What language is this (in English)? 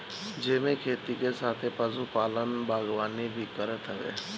Bhojpuri